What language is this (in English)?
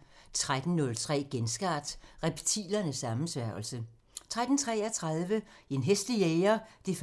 Danish